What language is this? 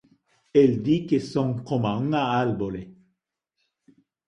Galician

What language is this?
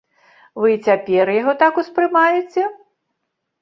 Belarusian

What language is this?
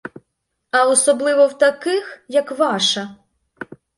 Ukrainian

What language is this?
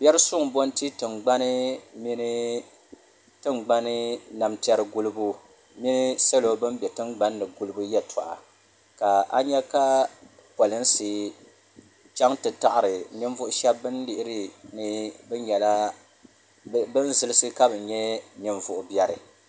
Dagbani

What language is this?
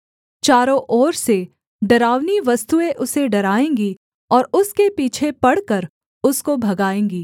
Hindi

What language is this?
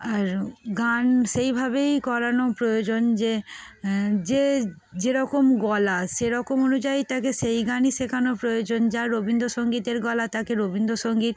Bangla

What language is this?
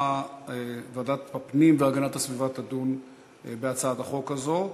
Hebrew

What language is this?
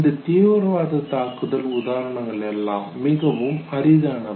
Tamil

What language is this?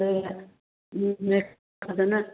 Manipuri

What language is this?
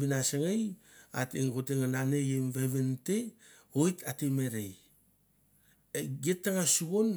Mandara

